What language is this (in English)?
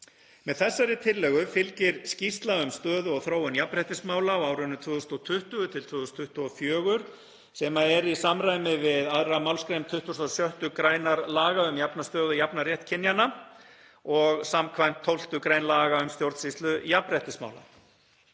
Icelandic